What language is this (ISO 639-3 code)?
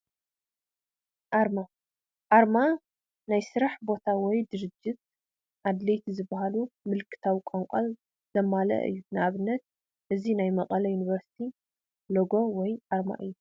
tir